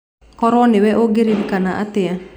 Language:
Kikuyu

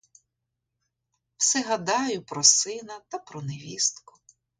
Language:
Ukrainian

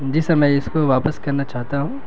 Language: Urdu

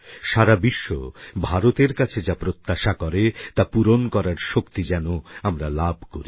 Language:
Bangla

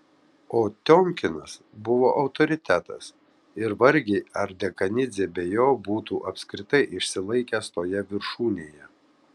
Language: Lithuanian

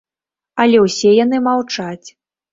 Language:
Belarusian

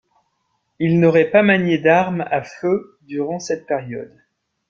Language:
French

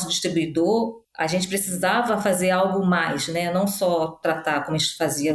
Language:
Portuguese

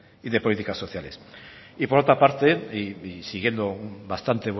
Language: Spanish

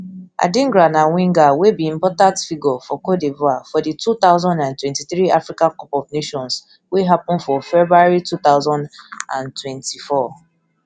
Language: Nigerian Pidgin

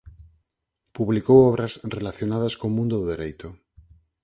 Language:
Galician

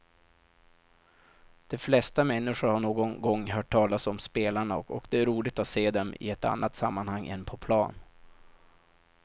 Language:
Swedish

